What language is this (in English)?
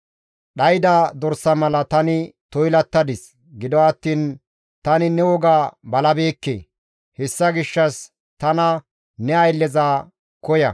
Gamo